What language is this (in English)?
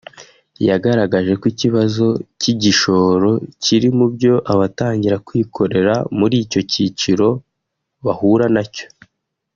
Kinyarwanda